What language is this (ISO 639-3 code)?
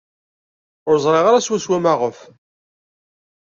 kab